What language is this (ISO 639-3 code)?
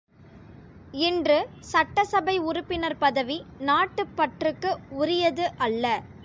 tam